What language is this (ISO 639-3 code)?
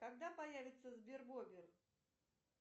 rus